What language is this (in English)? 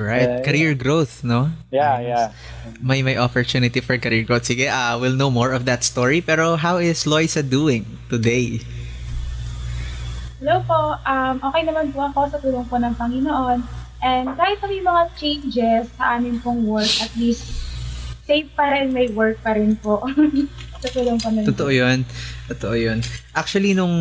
Filipino